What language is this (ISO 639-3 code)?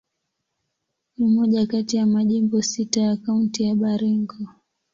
swa